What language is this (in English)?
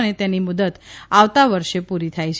Gujarati